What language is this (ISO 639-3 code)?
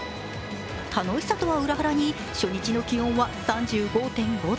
jpn